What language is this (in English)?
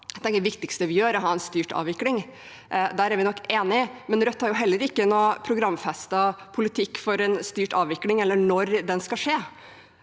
Norwegian